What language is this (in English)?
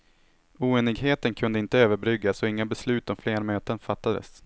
Swedish